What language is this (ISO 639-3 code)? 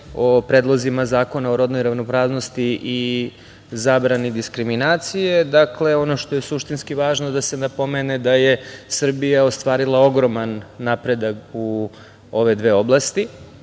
srp